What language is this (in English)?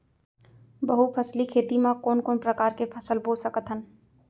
Chhattisgarhi